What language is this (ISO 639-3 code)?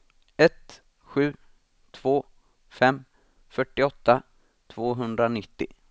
swe